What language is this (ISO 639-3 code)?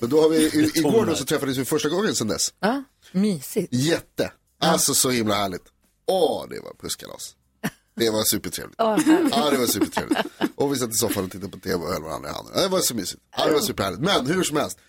swe